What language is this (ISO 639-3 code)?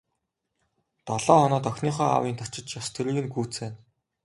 mon